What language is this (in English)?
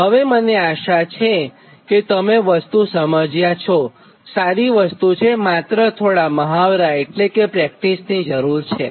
Gujarati